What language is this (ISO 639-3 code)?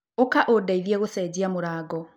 kik